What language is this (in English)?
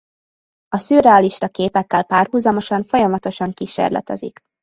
Hungarian